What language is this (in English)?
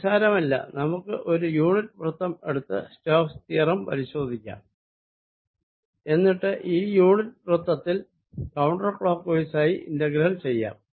Malayalam